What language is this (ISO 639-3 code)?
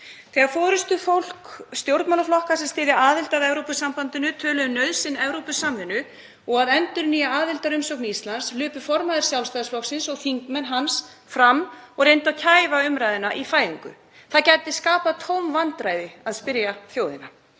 isl